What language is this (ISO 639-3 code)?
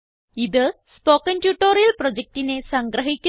mal